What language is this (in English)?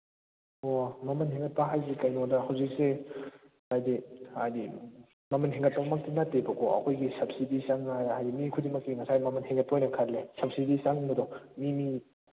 Manipuri